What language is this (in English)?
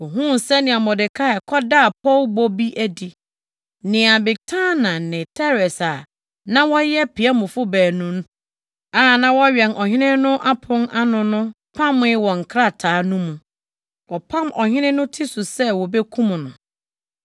Akan